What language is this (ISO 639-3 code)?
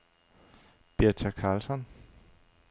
dan